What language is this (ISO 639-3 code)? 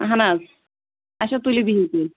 kas